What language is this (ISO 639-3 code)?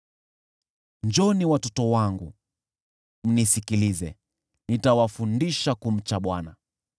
swa